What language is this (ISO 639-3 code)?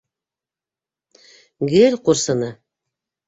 bak